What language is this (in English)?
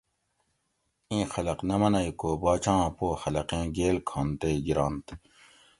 Gawri